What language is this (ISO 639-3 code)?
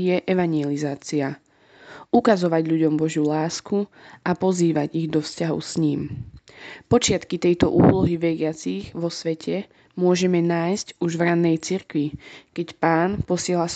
slk